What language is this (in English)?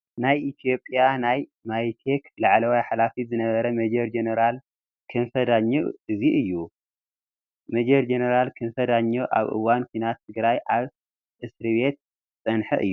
Tigrinya